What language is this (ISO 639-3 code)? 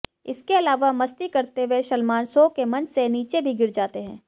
hin